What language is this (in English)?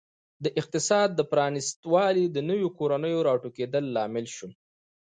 Pashto